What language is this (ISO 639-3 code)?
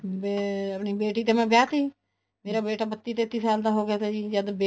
pan